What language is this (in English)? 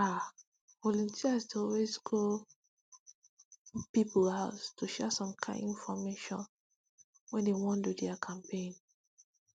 Nigerian Pidgin